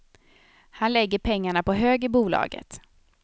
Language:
Swedish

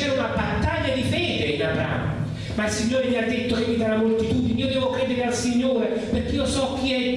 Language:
Italian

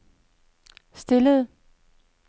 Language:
Danish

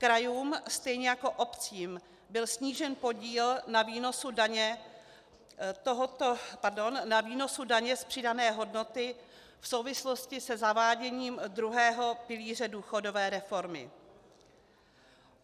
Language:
Czech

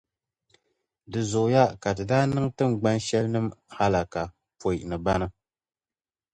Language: Dagbani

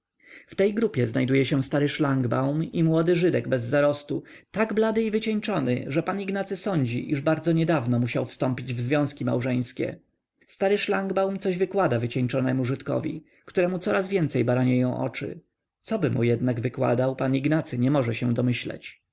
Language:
Polish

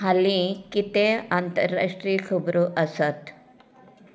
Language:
Konkani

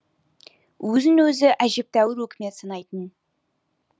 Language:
Kazakh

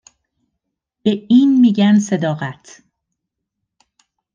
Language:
Persian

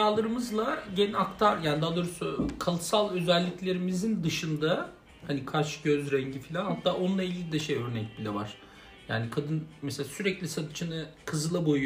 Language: Turkish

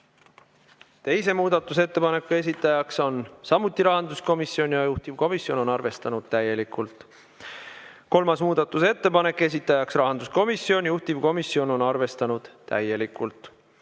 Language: Estonian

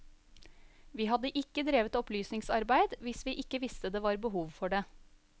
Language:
Norwegian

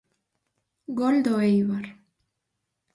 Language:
Galician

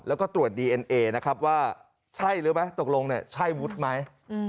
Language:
Thai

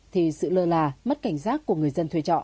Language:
Vietnamese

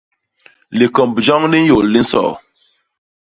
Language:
Basaa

